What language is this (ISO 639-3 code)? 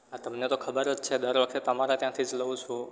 guj